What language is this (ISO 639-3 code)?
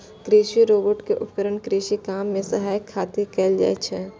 mai